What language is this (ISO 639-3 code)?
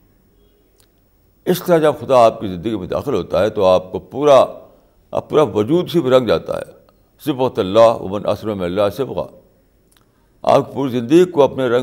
urd